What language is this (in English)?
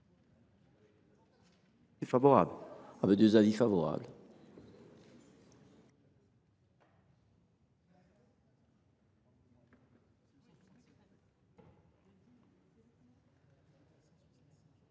French